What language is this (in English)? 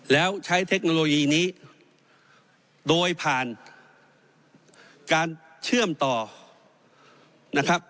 Thai